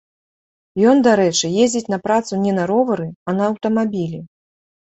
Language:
Belarusian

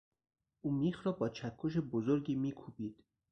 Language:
Persian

